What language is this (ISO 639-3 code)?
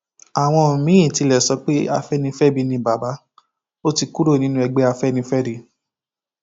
yor